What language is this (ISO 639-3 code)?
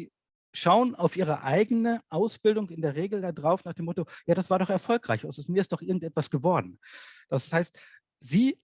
deu